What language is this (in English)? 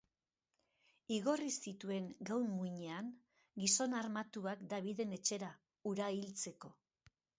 Basque